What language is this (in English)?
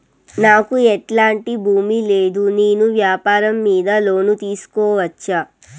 Telugu